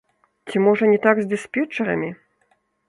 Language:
Belarusian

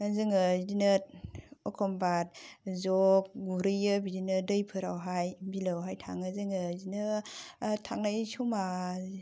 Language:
Bodo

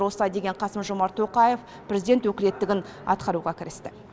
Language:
Kazakh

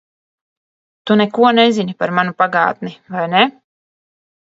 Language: Latvian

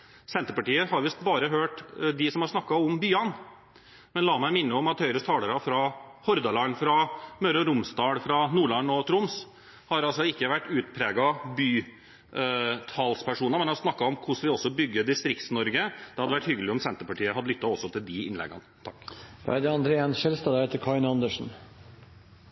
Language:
Norwegian Bokmål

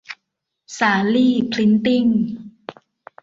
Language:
Thai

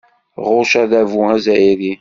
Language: Kabyle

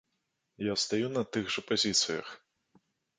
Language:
Belarusian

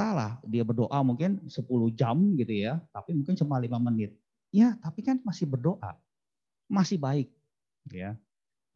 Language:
Indonesian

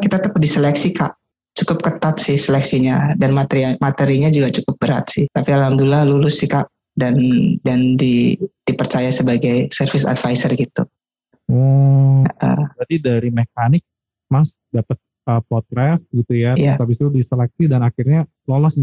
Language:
Indonesian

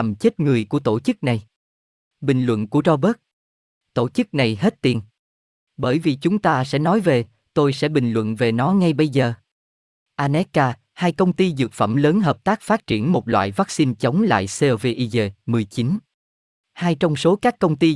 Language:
Vietnamese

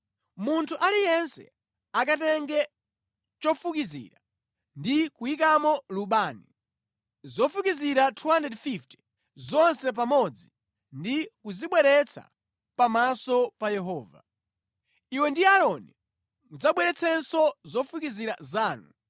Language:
Nyanja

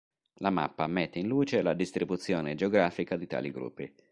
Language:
Italian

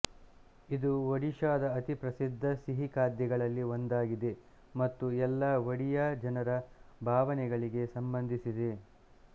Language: Kannada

